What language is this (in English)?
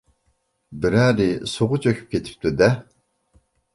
Uyghur